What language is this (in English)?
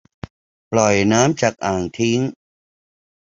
Thai